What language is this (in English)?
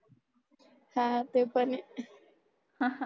Marathi